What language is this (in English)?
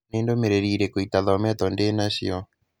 Kikuyu